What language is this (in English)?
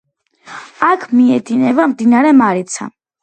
Georgian